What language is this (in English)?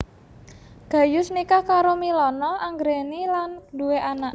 Javanese